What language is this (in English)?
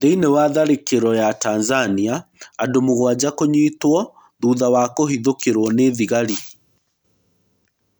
Kikuyu